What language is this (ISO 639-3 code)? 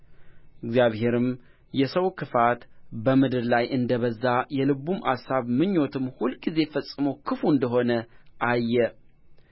amh